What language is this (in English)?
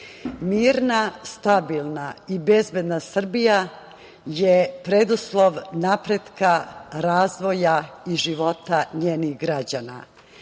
Serbian